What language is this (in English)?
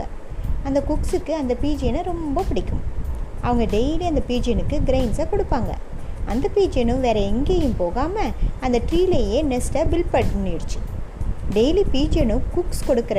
Tamil